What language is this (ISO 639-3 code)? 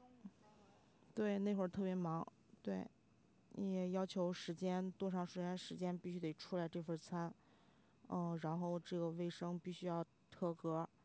zho